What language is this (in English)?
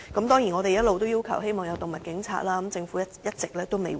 Cantonese